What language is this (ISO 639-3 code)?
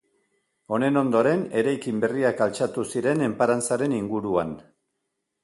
eus